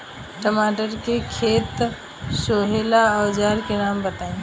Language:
Bhojpuri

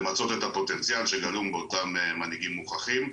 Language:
Hebrew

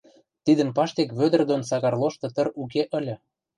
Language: Western Mari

